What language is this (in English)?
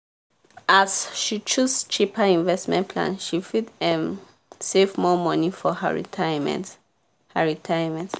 Nigerian Pidgin